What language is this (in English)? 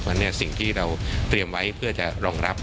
Thai